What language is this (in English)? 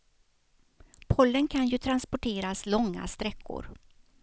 Swedish